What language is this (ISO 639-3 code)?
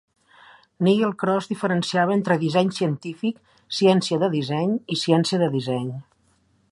cat